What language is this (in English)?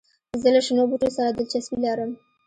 Pashto